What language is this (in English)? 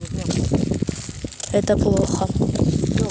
Russian